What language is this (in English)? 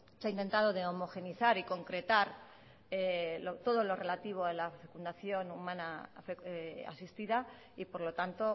Spanish